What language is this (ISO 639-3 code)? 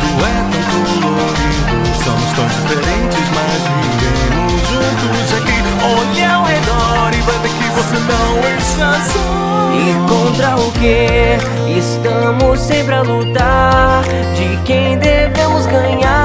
por